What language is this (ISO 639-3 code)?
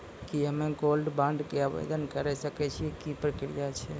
mai